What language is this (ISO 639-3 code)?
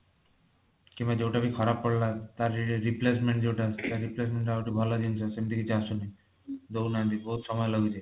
ori